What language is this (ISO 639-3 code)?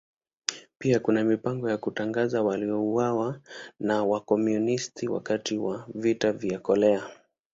swa